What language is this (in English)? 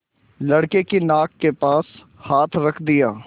Hindi